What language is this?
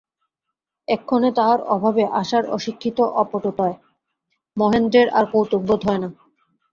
Bangla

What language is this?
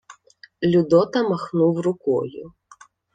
Ukrainian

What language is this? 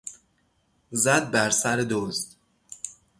Persian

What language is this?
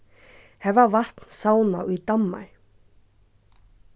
Faroese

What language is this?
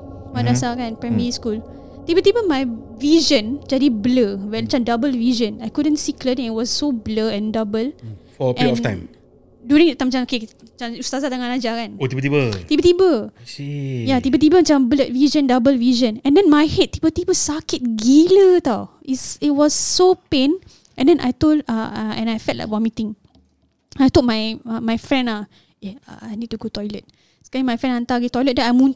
Malay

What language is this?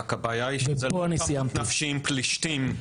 Hebrew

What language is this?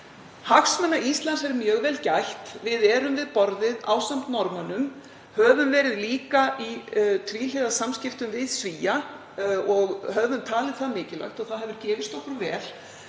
Icelandic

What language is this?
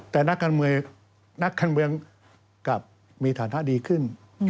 Thai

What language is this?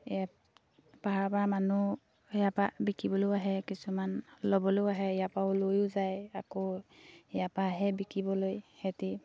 Assamese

